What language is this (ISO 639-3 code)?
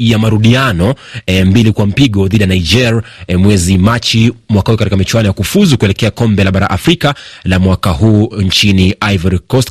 swa